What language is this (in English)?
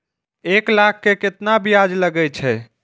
Maithili